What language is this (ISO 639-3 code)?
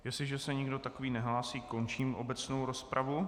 ces